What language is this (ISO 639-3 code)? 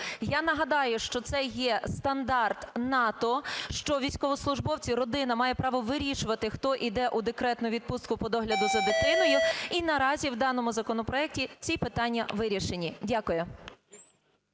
ukr